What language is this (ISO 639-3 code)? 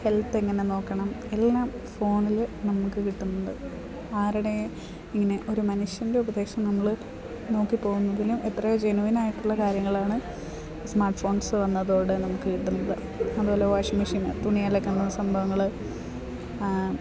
mal